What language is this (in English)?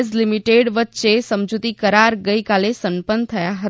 Gujarati